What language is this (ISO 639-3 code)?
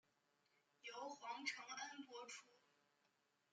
zho